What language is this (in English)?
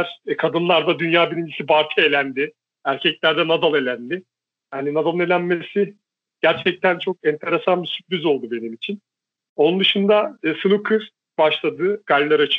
Turkish